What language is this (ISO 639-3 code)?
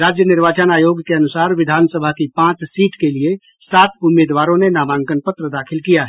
hin